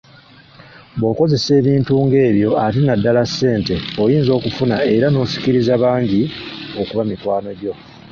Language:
Ganda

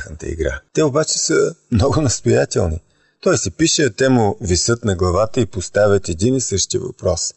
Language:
Bulgarian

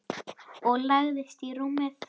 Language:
Icelandic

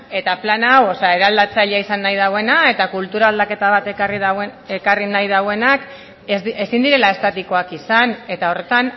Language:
Basque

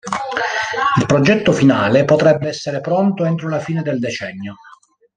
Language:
Italian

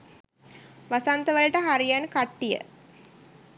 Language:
Sinhala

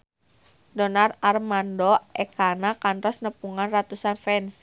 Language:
Sundanese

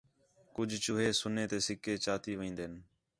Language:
Khetrani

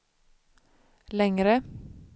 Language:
Swedish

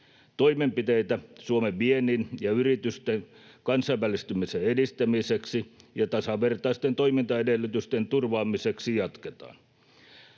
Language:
Finnish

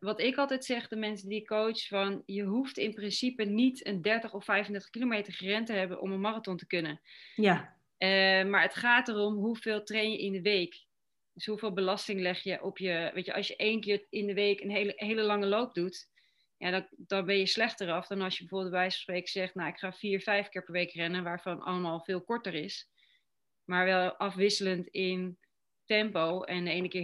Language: Dutch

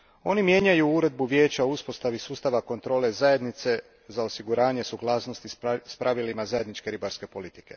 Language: Croatian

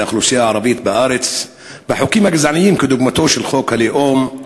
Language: Hebrew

